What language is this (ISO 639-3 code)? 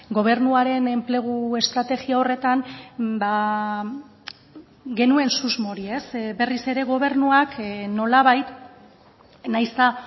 eus